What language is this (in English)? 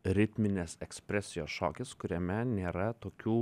Lithuanian